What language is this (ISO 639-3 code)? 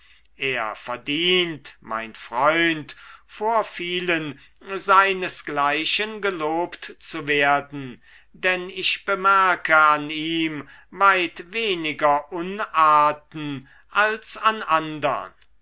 deu